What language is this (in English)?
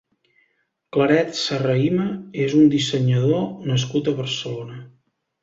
Catalan